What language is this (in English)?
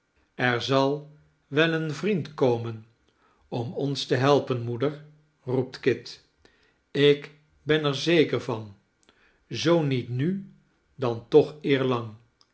Dutch